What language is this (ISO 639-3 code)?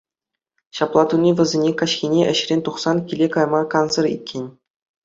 chv